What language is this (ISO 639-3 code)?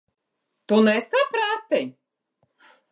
lav